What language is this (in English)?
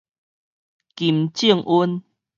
Min Nan Chinese